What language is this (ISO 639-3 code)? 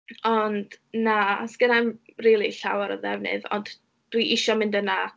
cym